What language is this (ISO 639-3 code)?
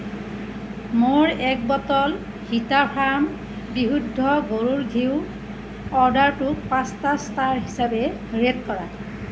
asm